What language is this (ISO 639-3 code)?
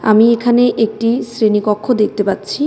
ben